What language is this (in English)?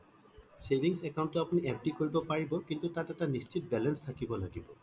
Assamese